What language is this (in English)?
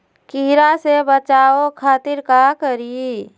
Magahi